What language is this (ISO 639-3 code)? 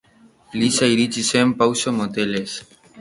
eus